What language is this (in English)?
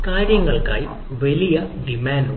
Malayalam